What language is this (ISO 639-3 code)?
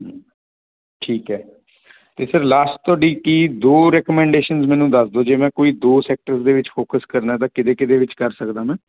pan